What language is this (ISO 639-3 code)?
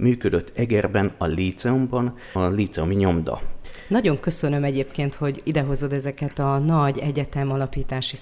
hun